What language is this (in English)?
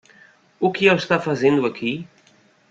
Portuguese